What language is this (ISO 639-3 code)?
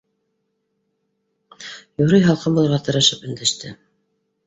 bak